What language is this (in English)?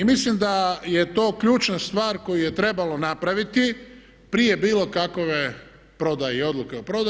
Croatian